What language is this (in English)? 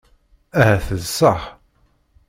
Kabyle